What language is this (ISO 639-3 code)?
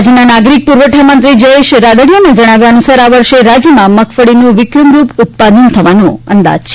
guj